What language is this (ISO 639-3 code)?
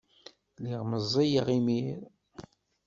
kab